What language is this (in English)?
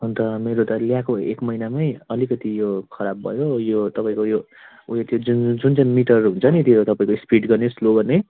Nepali